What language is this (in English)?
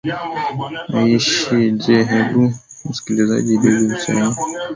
Swahili